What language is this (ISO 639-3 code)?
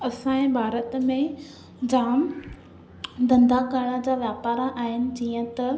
snd